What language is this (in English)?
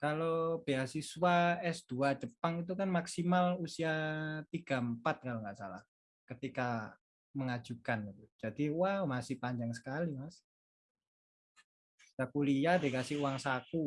Indonesian